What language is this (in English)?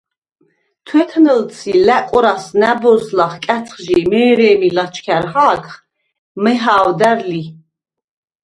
Svan